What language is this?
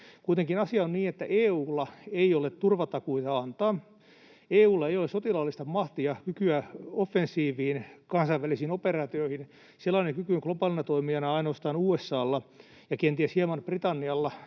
Finnish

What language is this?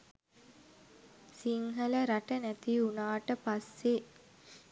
Sinhala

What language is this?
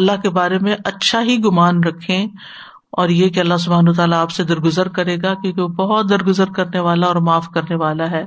Urdu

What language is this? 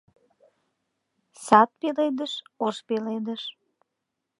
Mari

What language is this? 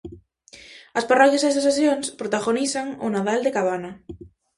Galician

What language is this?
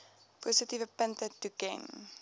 Afrikaans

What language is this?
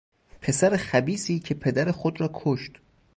Persian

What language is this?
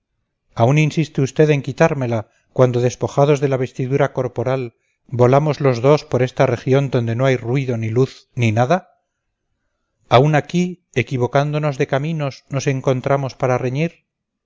Spanish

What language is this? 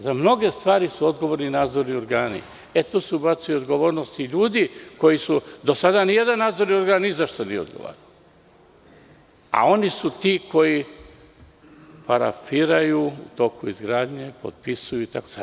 Serbian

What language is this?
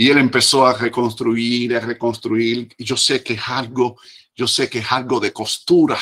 Spanish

